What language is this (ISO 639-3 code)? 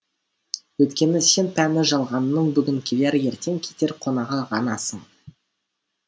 kaz